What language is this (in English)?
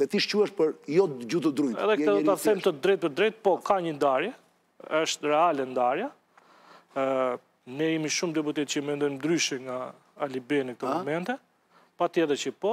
Romanian